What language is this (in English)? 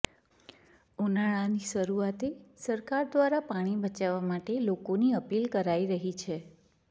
Gujarati